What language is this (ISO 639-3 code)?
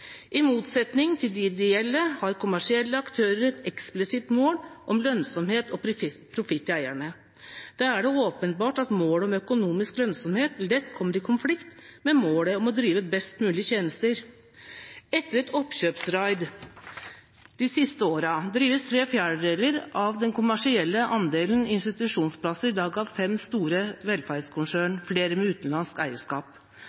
nob